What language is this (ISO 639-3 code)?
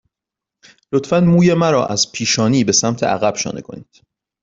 fas